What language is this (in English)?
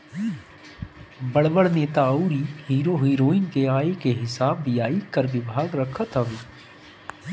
Bhojpuri